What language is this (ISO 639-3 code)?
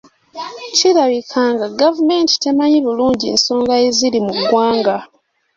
lug